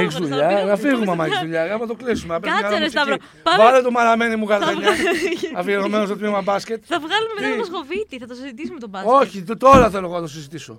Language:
Greek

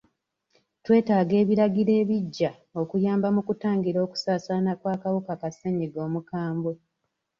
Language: Ganda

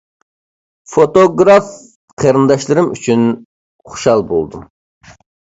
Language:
Uyghur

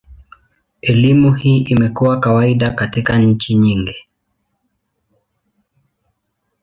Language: Swahili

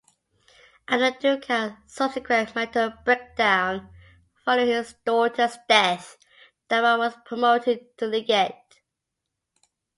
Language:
English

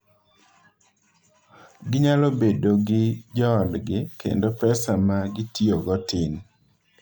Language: Luo (Kenya and Tanzania)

